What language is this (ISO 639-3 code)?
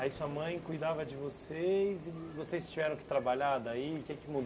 por